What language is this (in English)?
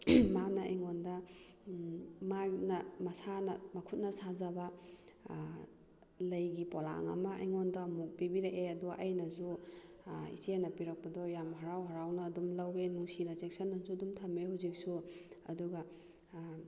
Manipuri